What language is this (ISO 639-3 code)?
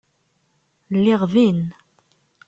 kab